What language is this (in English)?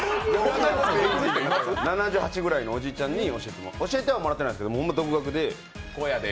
Japanese